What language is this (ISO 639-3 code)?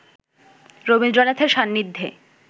ben